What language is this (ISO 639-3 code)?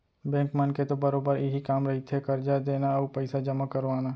hne